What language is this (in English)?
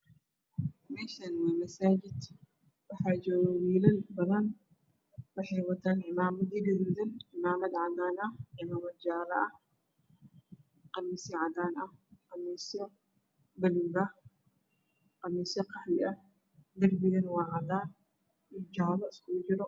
Somali